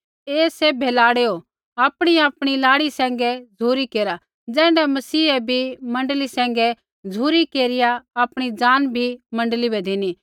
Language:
Kullu Pahari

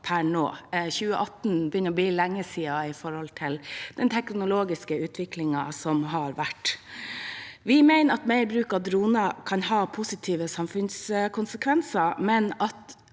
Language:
Norwegian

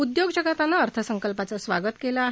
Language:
Marathi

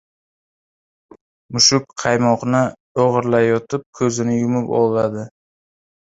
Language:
Uzbek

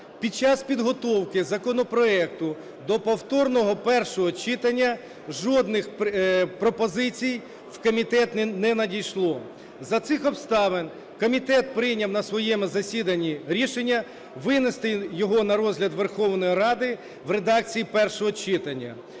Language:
Ukrainian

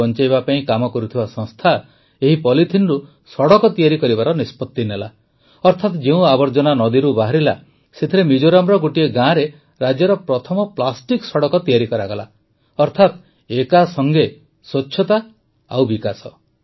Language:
Odia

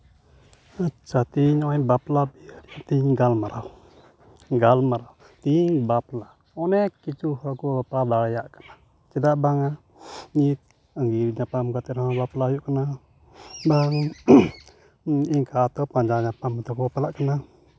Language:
Santali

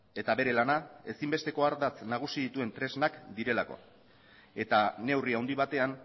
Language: Basque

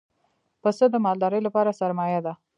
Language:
Pashto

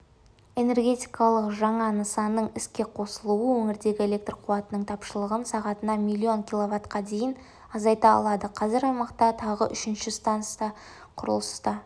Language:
Kazakh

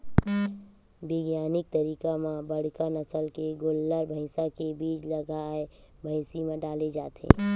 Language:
Chhattisgarhi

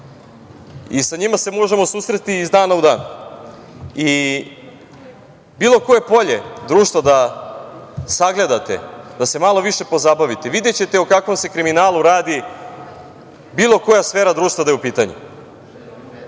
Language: Serbian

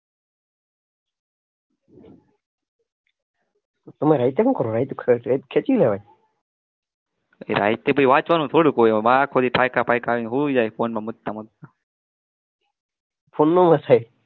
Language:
Gujarati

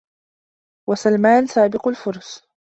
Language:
Arabic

